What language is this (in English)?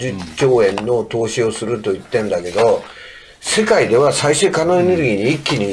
Japanese